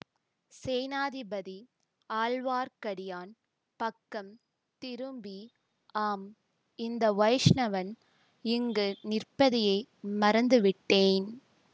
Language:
Tamil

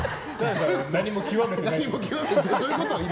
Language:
Japanese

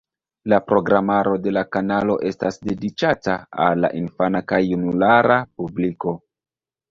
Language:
Esperanto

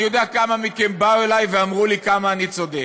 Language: Hebrew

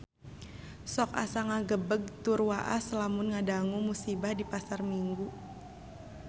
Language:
Sundanese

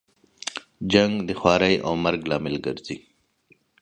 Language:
Pashto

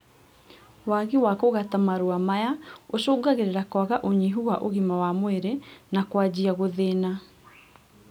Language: Kikuyu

